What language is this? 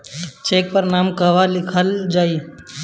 Bhojpuri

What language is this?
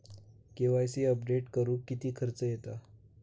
Marathi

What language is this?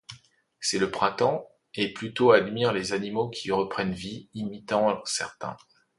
French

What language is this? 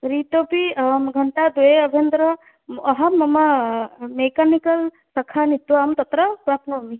Sanskrit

